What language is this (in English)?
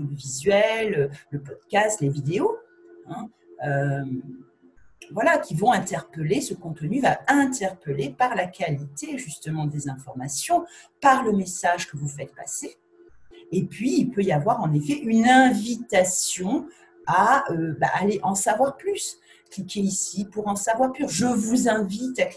French